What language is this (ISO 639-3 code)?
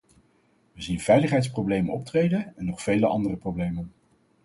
nld